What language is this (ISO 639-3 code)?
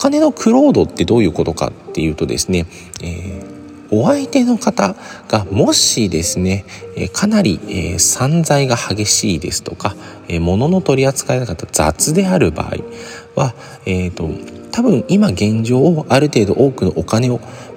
jpn